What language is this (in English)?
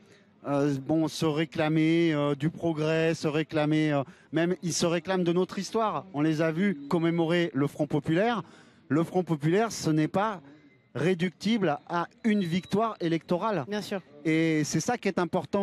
French